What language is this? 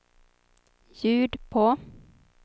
Swedish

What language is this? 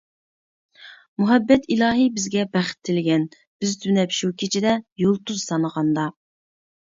Uyghur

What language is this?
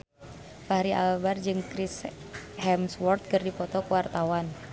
Sundanese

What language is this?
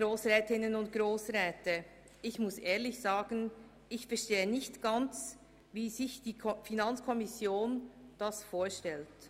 Swiss German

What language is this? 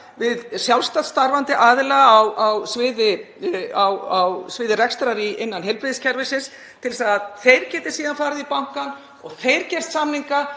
Icelandic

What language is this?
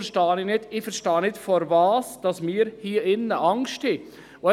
Swiss German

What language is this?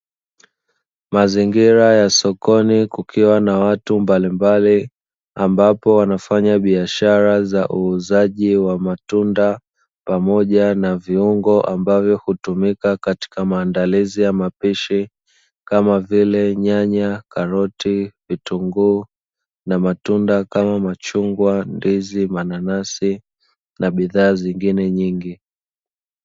Swahili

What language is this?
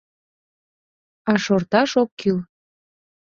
Mari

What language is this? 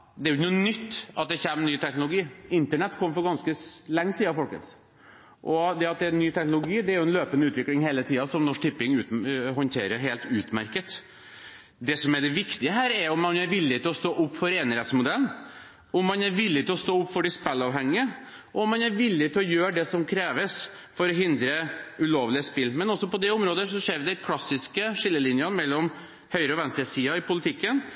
Norwegian Bokmål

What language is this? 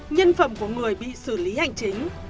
Vietnamese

